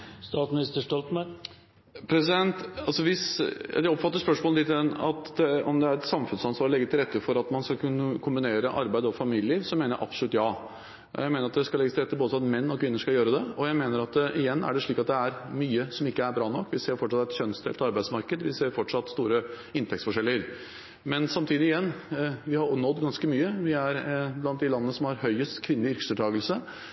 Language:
Norwegian Bokmål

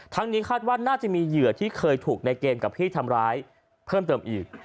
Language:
Thai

